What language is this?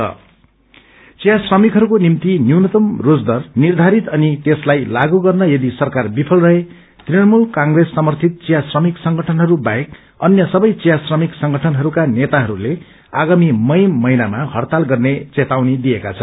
Nepali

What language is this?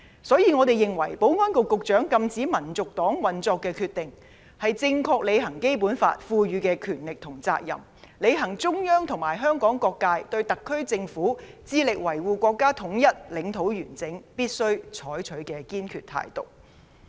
Cantonese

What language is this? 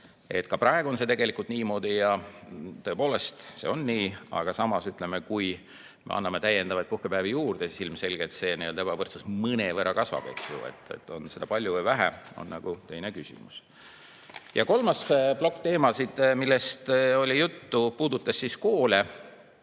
Estonian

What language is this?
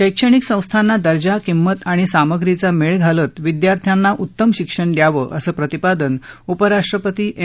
Marathi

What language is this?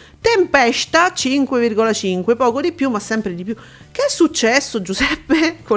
Italian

